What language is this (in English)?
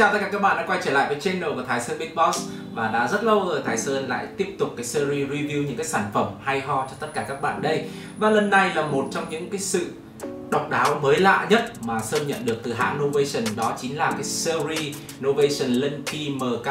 Vietnamese